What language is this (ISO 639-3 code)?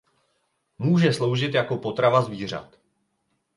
ces